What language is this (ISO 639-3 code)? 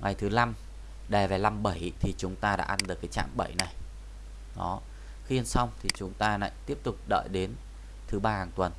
vie